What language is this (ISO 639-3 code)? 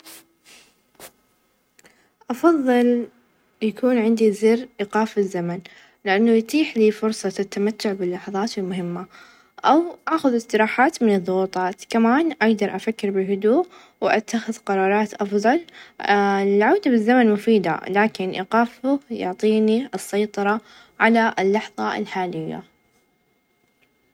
ars